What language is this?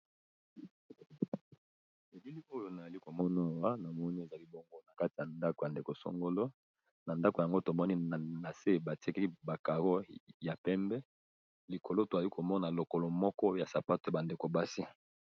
Lingala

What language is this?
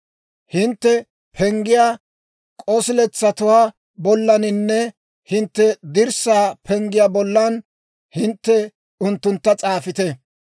Dawro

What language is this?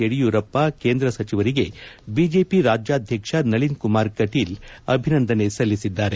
Kannada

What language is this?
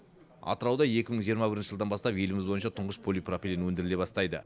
Kazakh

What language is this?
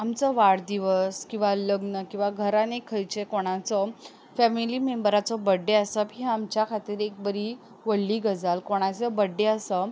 Konkani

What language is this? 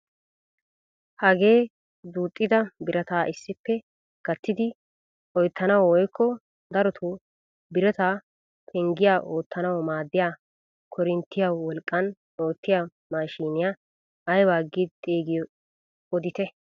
Wolaytta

